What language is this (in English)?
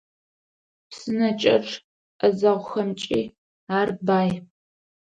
Adyghe